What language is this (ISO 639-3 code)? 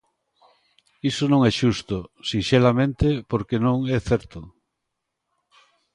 glg